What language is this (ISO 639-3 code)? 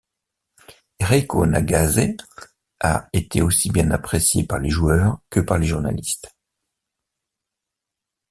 fra